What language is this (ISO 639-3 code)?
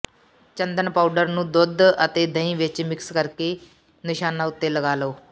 pan